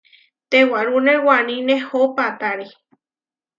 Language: Huarijio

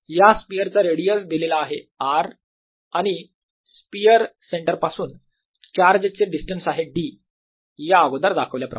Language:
Marathi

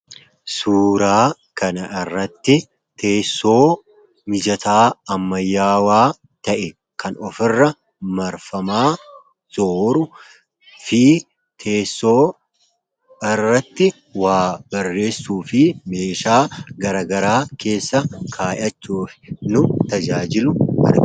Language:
Oromo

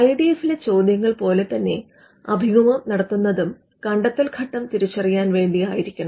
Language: Malayalam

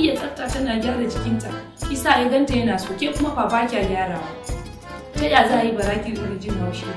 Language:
Turkish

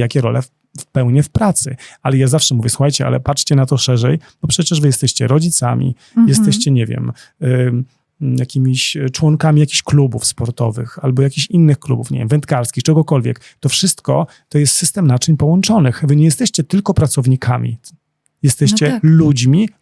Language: Polish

